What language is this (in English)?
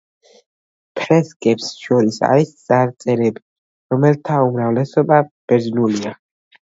Georgian